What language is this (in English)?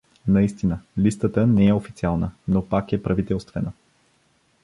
Bulgarian